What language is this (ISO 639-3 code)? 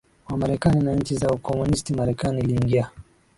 swa